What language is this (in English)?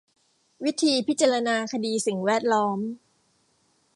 Thai